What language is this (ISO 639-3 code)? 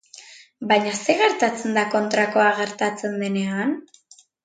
eus